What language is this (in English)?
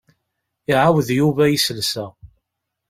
Kabyle